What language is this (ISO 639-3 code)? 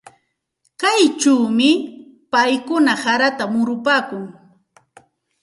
qxt